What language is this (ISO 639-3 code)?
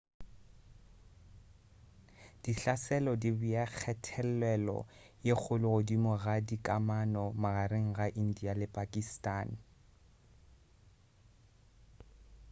nso